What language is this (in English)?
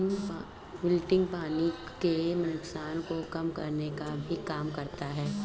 Hindi